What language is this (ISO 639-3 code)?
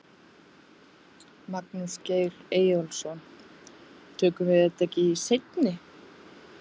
isl